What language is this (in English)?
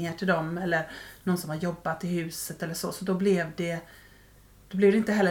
Swedish